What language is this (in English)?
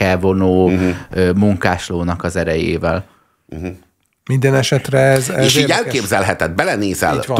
Hungarian